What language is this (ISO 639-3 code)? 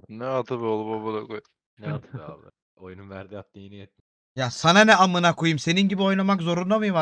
tur